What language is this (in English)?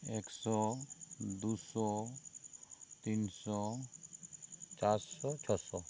Santali